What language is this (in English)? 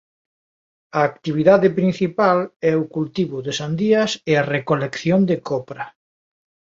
Galician